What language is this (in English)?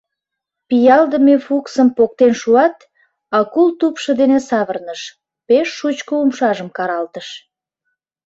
Mari